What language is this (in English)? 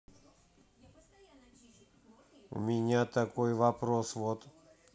Russian